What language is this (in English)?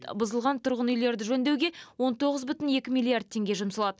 Kazakh